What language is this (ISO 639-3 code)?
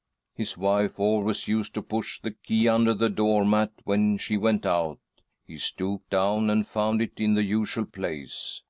eng